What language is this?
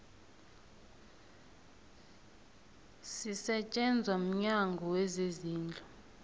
South Ndebele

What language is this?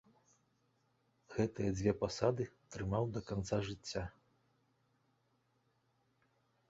Belarusian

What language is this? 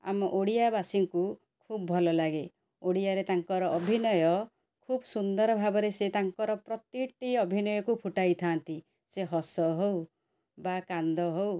Odia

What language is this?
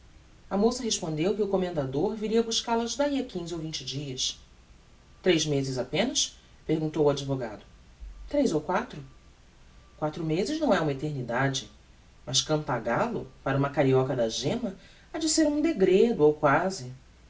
Portuguese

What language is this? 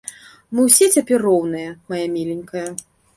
Belarusian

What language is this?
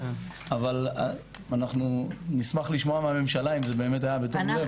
Hebrew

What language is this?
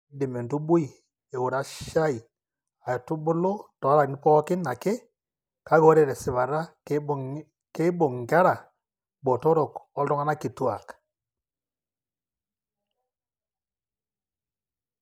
Masai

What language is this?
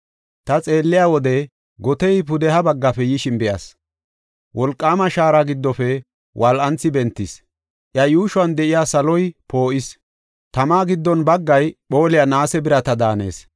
Gofa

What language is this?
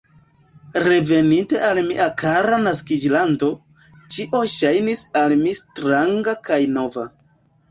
Esperanto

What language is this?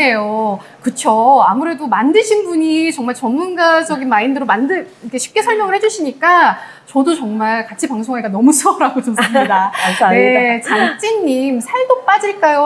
Korean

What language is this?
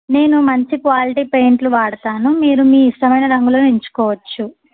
Telugu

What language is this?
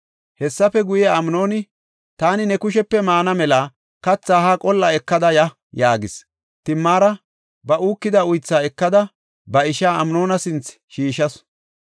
Gofa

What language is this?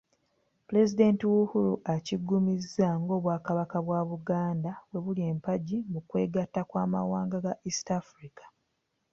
Ganda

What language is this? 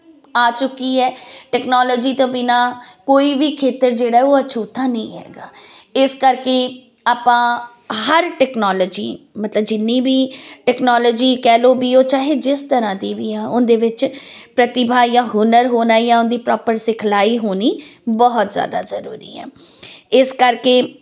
Punjabi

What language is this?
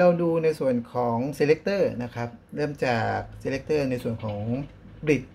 Thai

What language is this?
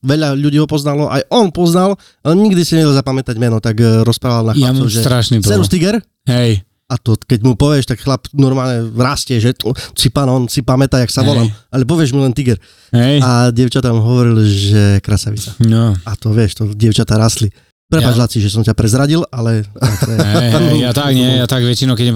Slovak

